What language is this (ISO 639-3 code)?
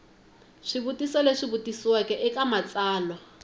tso